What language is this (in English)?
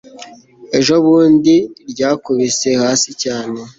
Kinyarwanda